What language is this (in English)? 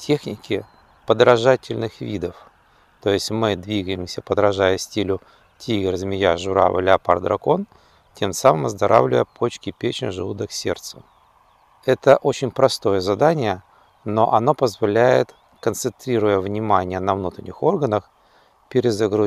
Russian